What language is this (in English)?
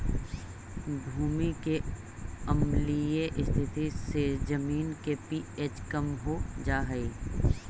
Magahi